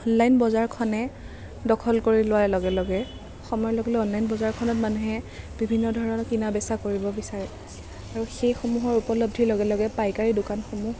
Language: Assamese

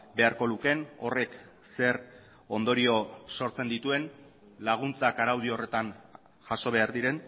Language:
Basque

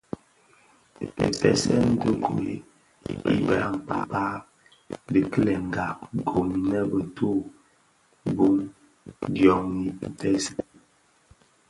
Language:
Bafia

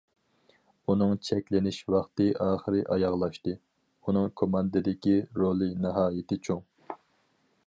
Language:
Uyghur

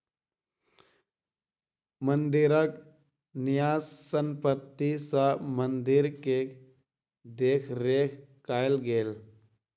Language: Maithili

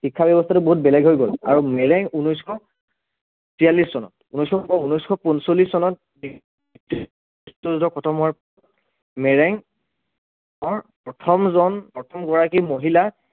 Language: Assamese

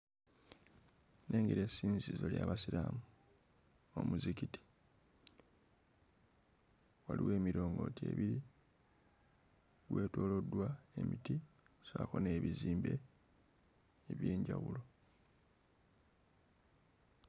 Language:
Ganda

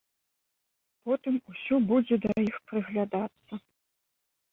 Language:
Belarusian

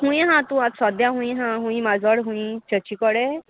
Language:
Konkani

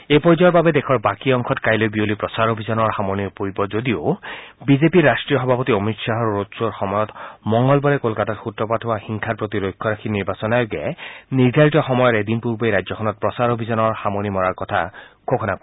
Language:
Assamese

